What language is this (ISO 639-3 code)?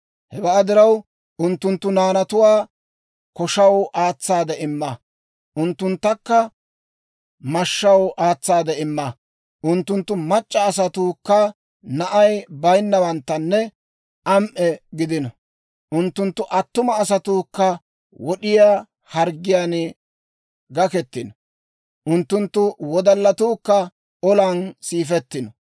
dwr